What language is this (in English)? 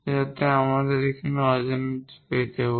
Bangla